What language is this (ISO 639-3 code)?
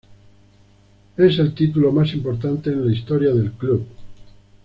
spa